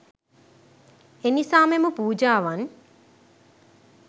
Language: Sinhala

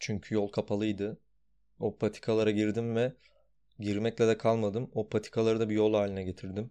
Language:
Turkish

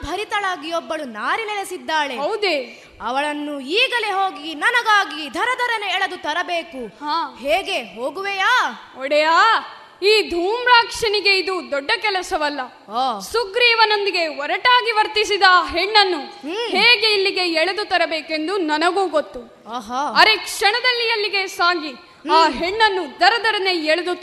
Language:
Kannada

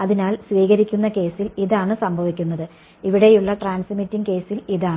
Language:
Malayalam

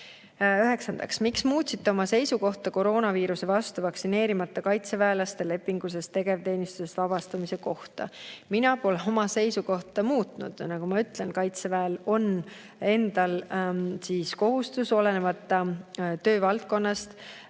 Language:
Estonian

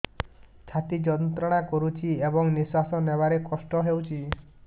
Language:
Odia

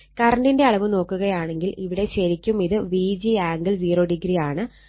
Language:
Malayalam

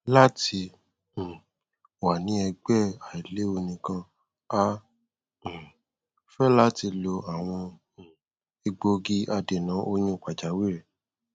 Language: Yoruba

